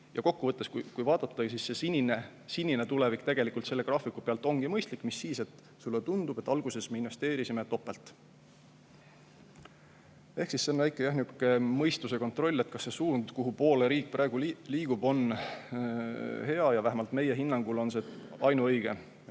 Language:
Estonian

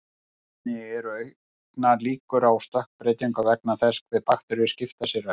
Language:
Icelandic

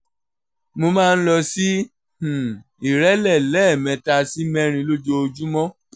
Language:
Yoruba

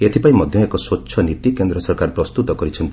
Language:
Odia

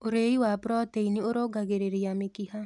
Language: Kikuyu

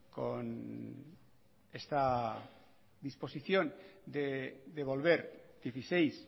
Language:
Spanish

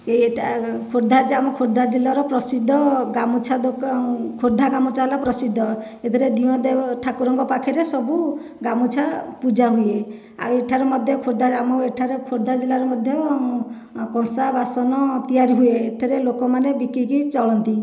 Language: Odia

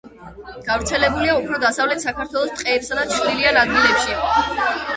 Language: Georgian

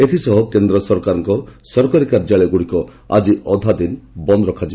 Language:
Odia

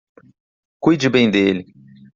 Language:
Portuguese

